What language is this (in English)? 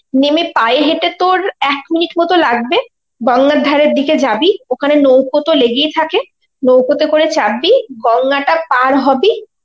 Bangla